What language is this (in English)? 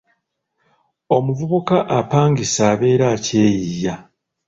Ganda